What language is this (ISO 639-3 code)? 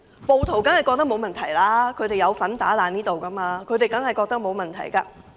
yue